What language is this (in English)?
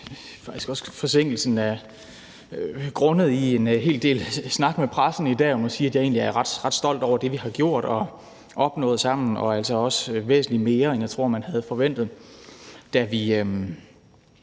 Danish